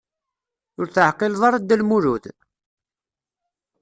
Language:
Kabyle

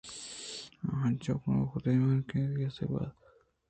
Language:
Eastern Balochi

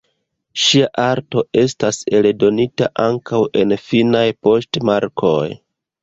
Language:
Esperanto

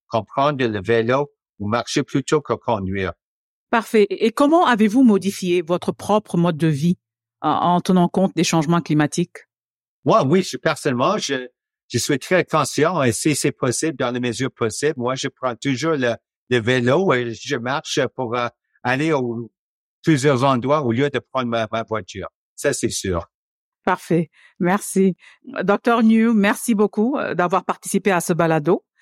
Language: French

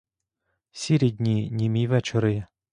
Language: Ukrainian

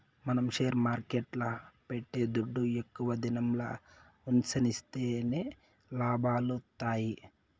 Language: Telugu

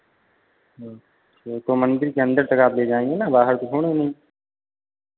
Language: Hindi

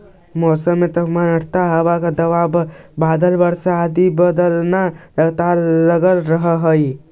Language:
Magahi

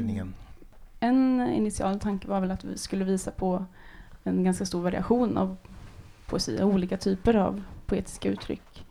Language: Swedish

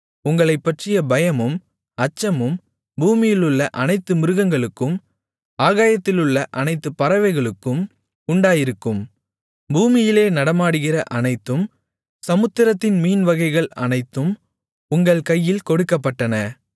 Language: Tamil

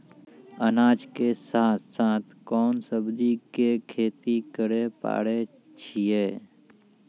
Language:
Maithili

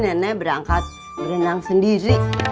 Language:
Indonesian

